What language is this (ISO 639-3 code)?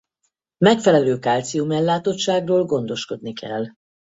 hun